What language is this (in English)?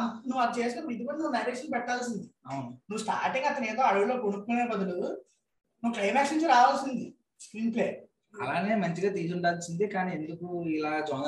Telugu